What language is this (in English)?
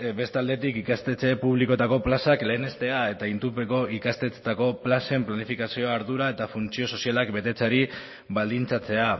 Basque